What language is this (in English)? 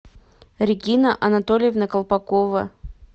Russian